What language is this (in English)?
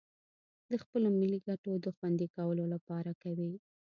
Pashto